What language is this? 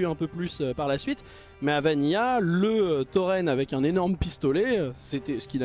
French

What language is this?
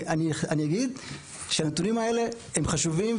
Hebrew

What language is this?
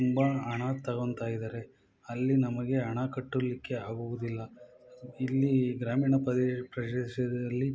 Kannada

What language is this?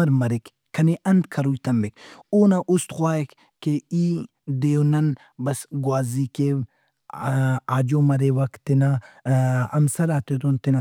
Brahui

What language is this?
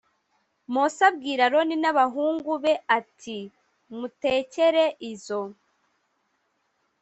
Kinyarwanda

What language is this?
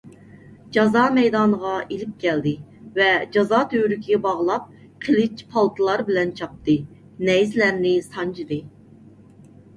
Uyghur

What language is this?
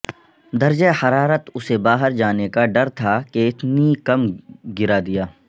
Urdu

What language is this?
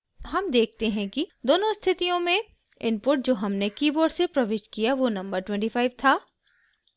Hindi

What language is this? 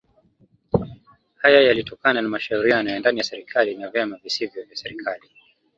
Swahili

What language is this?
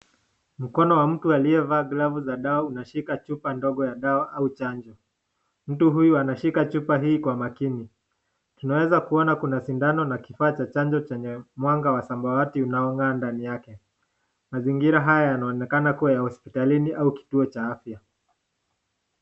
Swahili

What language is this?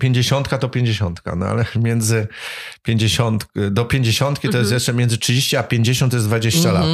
Polish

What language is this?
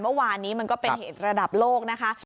Thai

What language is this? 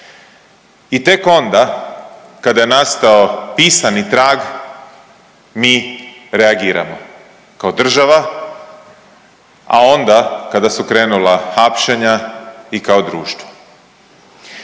Croatian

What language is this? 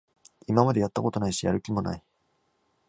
Japanese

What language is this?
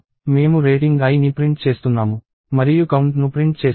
Telugu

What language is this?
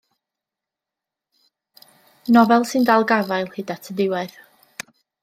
Welsh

